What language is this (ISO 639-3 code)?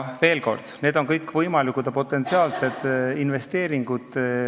est